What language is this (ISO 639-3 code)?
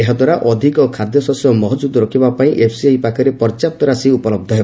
ori